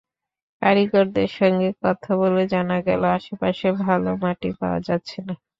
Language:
Bangla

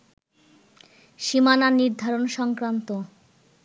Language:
Bangla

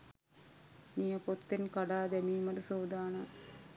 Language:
Sinhala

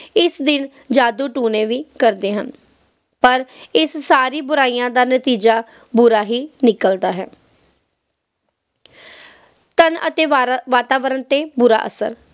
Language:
Punjabi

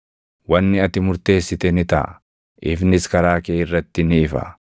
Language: Oromo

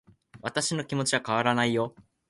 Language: Japanese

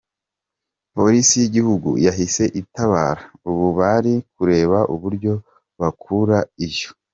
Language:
Kinyarwanda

